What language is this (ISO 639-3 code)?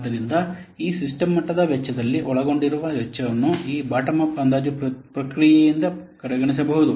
kan